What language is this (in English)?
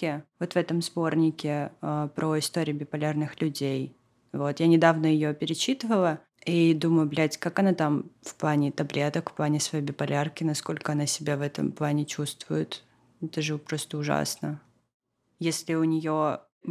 Russian